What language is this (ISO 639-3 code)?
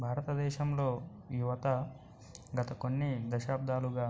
tel